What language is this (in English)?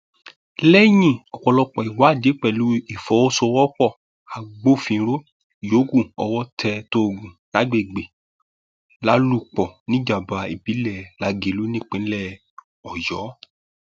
Yoruba